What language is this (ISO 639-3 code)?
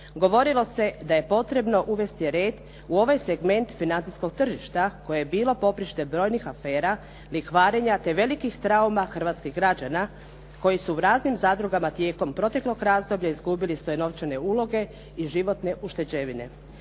hrv